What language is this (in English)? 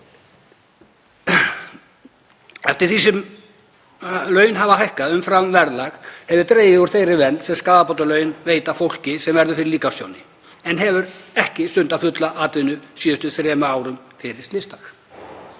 Icelandic